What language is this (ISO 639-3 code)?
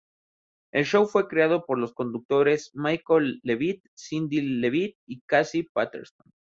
spa